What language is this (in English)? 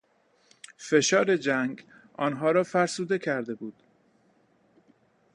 Persian